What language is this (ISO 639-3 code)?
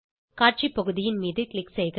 tam